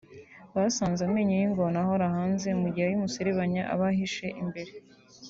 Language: Kinyarwanda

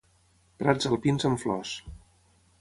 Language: Catalan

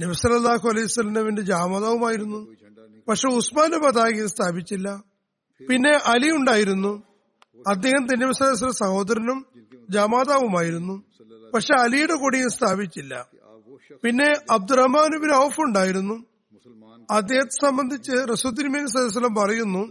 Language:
Malayalam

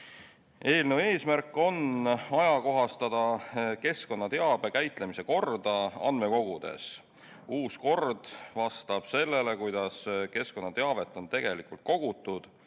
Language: Estonian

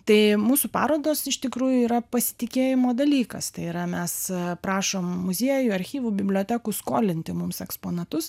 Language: Lithuanian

